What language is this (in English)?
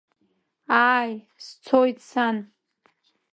Abkhazian